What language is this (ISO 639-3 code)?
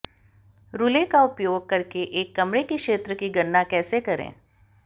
hin